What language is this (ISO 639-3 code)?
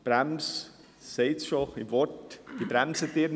gsw